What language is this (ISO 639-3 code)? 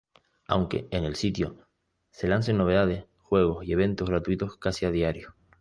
spa